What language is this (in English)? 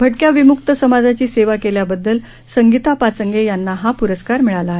Marathi